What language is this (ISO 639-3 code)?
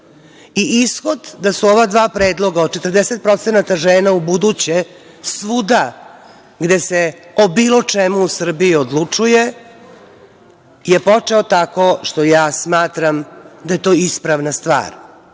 srp